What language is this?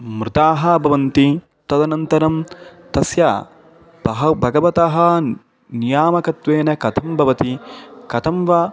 Sanskrit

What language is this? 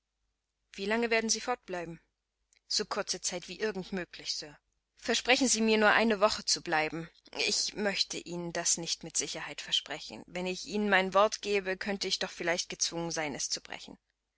German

